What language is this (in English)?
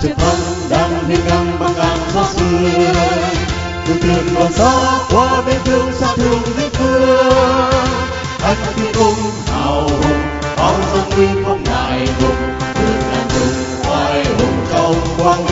Vietnamese